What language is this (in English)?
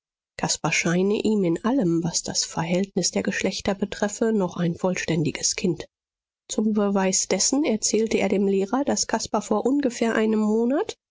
German